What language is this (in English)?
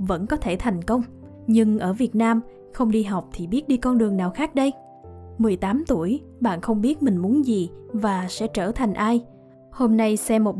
Vietnamese